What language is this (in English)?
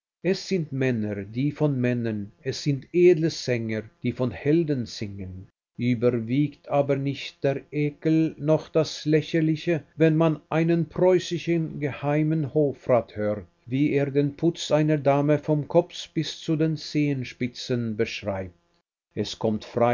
German